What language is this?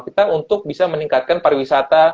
Indonesian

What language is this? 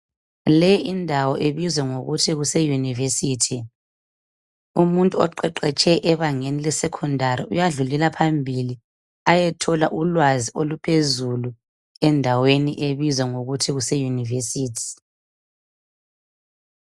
North Ndebele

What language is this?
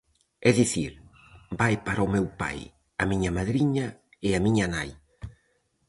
Galician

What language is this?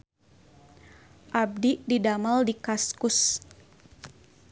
Sundanese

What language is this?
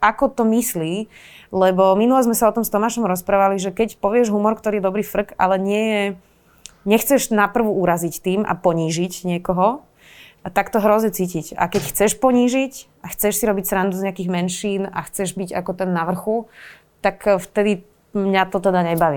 Slovak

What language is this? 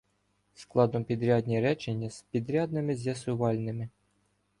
Ukrainian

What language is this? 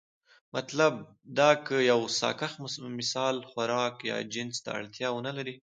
Pashto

